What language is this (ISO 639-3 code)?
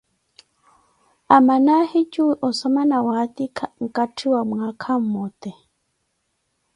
eko